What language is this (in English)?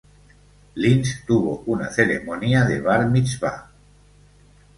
Spanish